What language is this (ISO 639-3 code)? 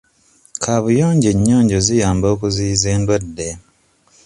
lug